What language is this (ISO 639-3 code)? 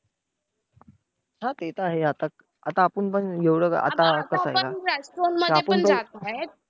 mar